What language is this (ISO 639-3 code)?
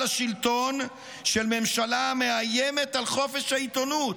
heb